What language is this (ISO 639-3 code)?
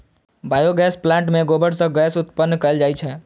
mai